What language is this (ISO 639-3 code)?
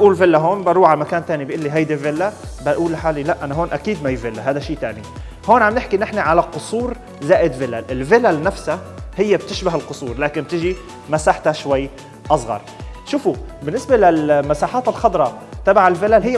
ara